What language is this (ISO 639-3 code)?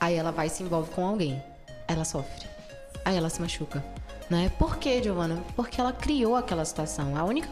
por